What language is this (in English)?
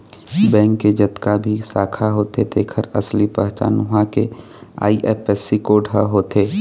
Chhattisgarhi